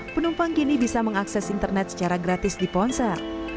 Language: Indonesian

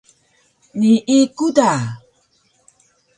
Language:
Taroko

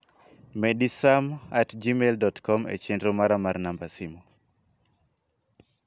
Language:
Luo (Kenya and Tanzania)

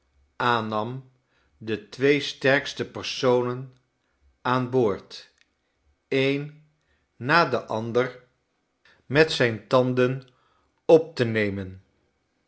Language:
Dutch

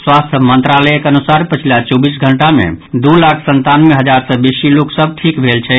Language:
Maithili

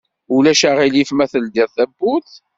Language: Kabyle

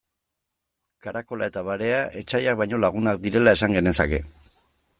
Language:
Basque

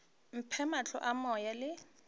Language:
Northern Sotho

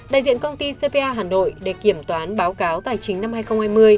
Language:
Vietnamese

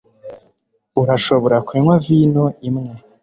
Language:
Kinyarwanda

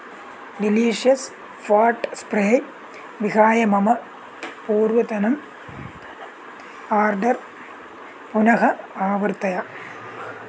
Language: Sanskrit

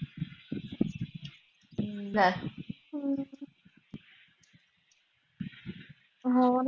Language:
Punjabi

